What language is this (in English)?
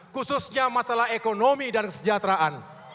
Indonesian